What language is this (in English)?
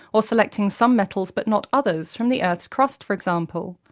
English